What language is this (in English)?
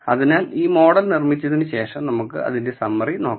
Malayalam